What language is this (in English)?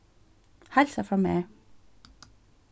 Faroese